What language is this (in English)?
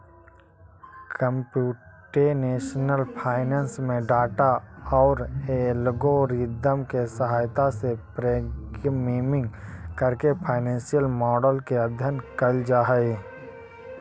Magahi